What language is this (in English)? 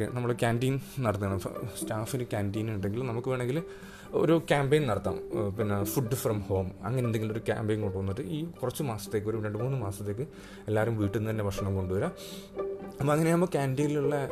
Malayalam